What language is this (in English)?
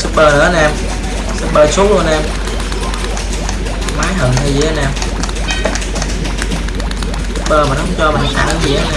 Vietnamese